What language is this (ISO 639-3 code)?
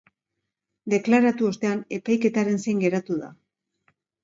eus